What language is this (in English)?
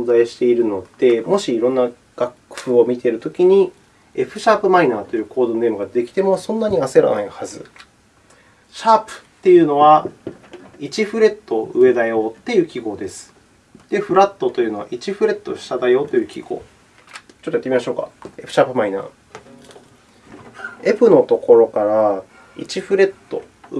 Japanese